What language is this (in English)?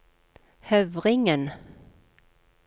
Norwegian